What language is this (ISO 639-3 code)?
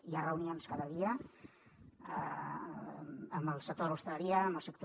cat